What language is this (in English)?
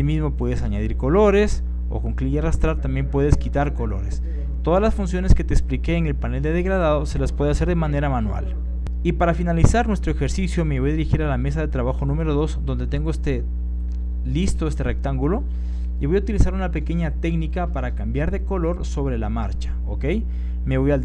Spanish